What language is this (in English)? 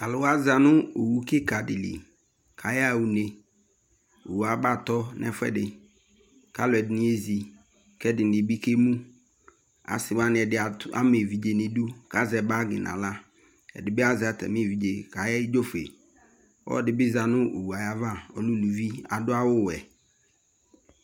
Ikposo